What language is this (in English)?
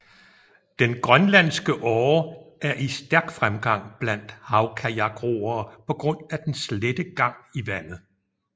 Danish